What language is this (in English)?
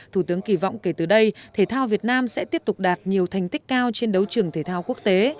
Vietnamese